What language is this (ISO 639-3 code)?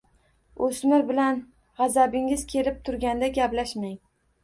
uzb